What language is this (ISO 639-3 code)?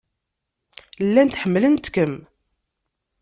kab